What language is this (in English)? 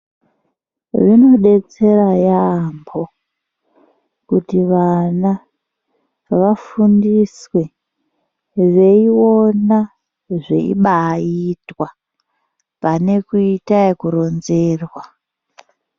Ndau